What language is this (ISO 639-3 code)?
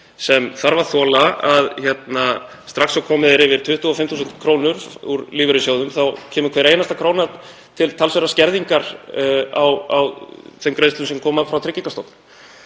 isl